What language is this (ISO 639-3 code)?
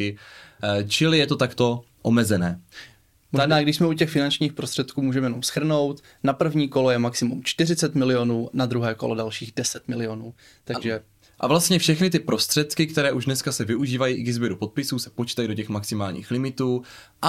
ces